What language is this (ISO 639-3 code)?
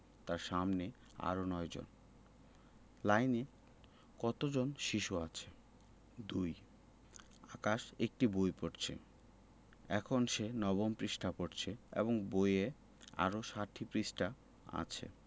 ben